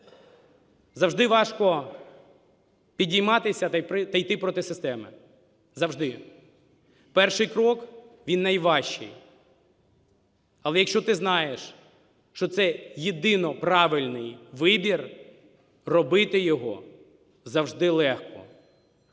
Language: Ukrainian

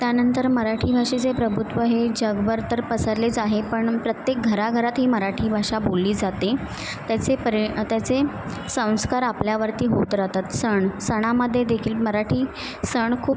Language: Marathi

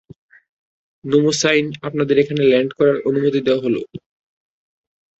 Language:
Bangla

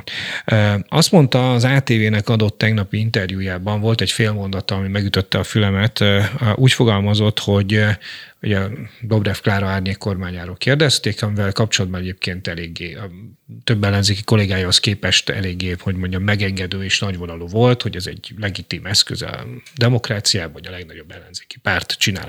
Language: Hungarian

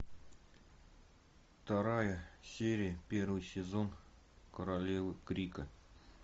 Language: Russian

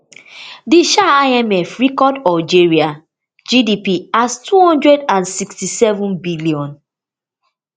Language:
Nigerian Pidgin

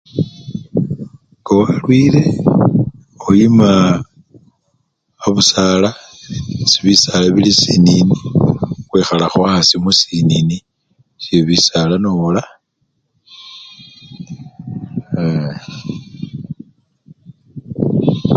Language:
Luyia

